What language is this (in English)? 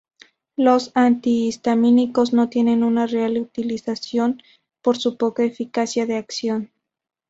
Spanish